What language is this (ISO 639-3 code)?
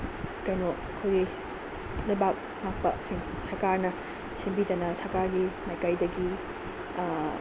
mni